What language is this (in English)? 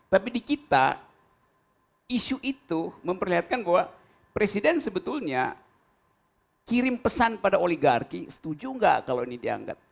Indonesian